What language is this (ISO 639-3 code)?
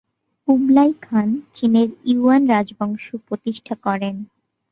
ben